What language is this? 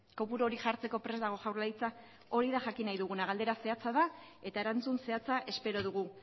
Basque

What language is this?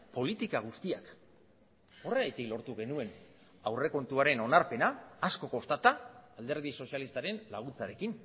Basque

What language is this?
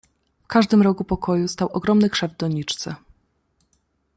Polish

